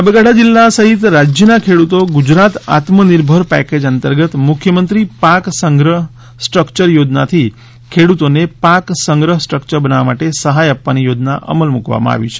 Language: Gujarati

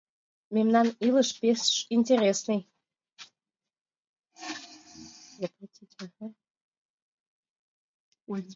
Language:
Mari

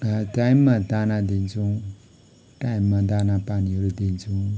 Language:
Nepali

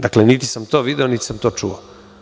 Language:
Serbian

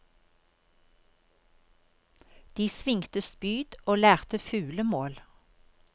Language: Norwegian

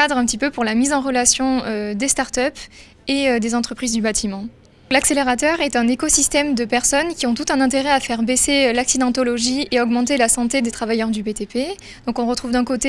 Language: French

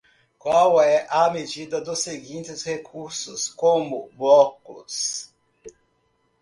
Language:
Portuguese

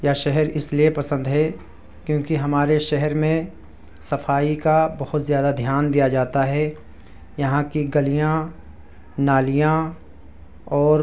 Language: Urdu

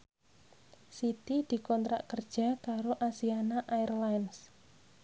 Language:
Javanese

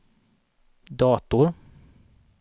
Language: Swedish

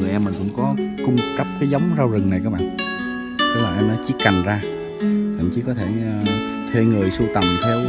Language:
Vietnamese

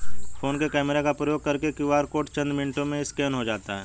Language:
Hindi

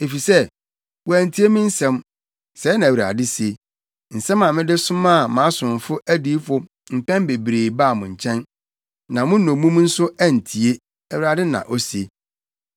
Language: Akan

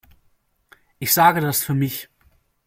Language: German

